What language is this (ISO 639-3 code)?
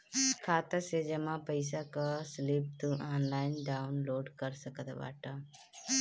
bho